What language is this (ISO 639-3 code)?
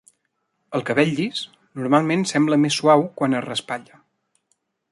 cat